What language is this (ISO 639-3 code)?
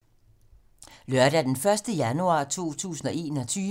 dan